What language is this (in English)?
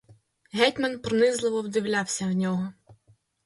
Ukrainian